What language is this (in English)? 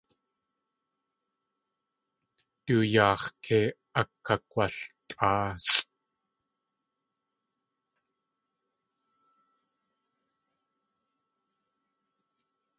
Tlingit